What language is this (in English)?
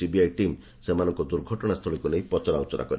Odia